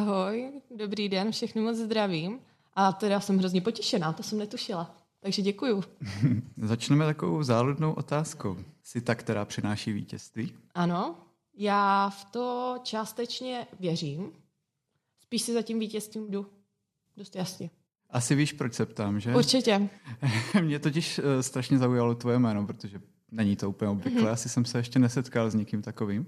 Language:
Czech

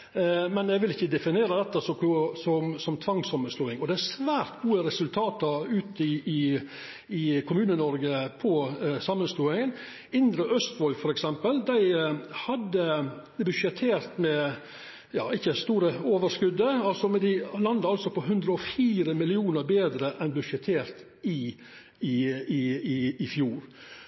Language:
Norwegian Nynorsk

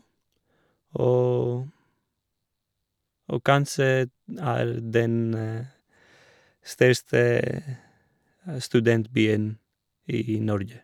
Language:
Norwegian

